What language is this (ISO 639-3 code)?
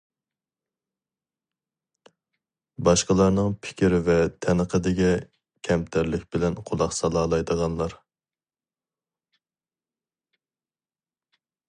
uig